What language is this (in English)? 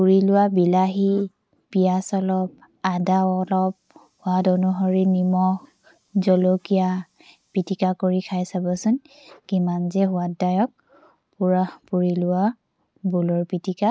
Assamese